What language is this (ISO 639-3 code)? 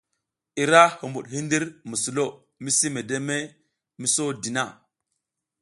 giz